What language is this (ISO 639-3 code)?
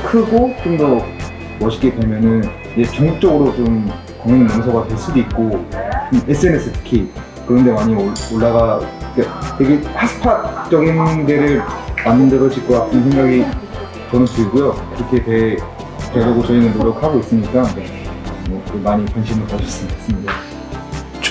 kor